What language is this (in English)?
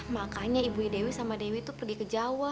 Indonesian